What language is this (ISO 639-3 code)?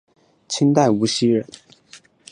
zho